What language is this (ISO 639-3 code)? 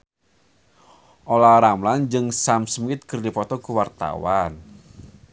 sun